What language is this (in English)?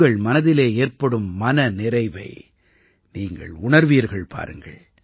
Tamil